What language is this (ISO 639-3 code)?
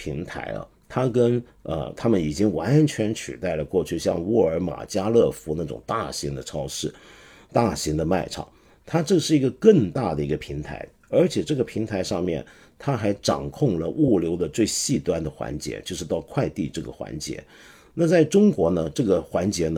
zho